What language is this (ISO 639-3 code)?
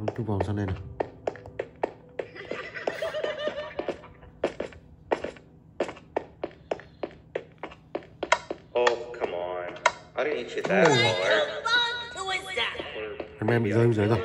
vie